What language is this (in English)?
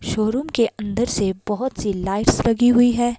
Hindi